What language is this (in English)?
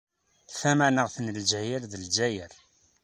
Kabyle